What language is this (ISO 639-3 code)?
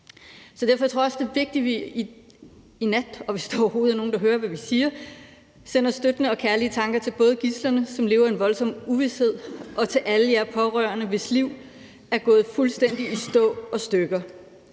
dan